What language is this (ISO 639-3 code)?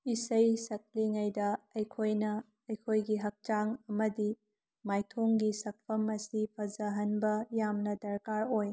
mni